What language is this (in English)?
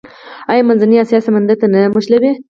Pashto